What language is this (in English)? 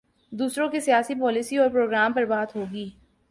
Urdu